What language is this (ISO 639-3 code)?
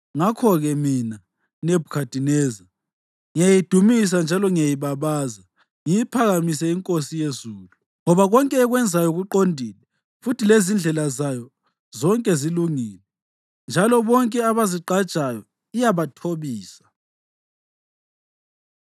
nde